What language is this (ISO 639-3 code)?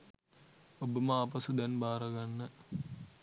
sin